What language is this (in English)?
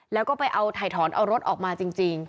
Thai